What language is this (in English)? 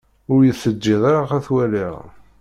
Kabyle